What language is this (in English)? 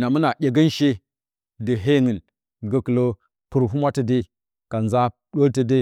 Bacama